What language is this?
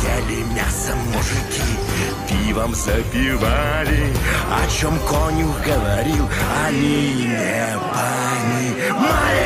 Russian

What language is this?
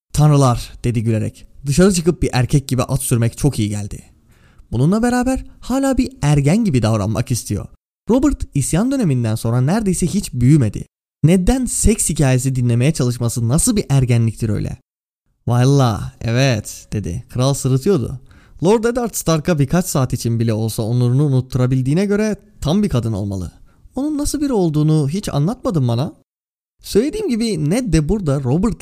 Turkish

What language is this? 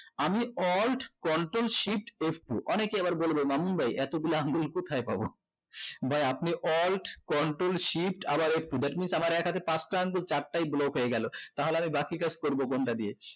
Bangla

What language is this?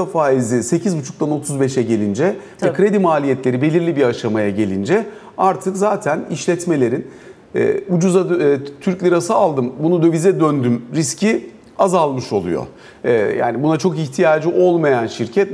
Turkish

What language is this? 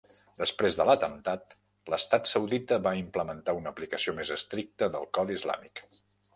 Catalan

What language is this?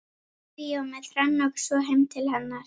Icelandic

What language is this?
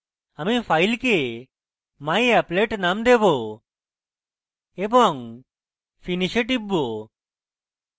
Bangla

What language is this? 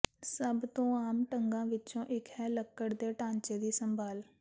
Punjabi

